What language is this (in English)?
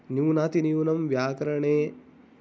Sanskrit